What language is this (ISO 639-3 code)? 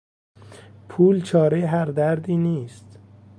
fas